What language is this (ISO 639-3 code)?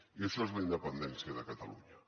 cat